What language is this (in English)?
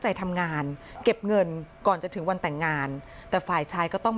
Thai